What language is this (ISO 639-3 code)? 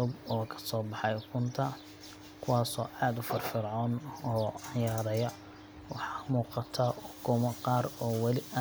som